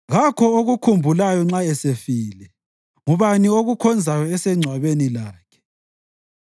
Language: North Ndebele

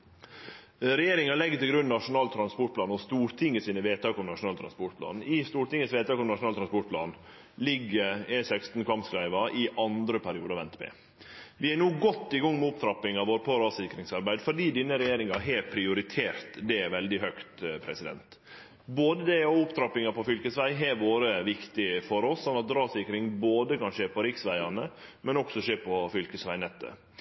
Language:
Norwegian Nynorsk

